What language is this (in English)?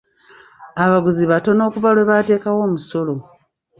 Ganda